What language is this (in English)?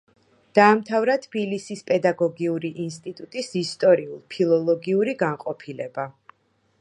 Georgian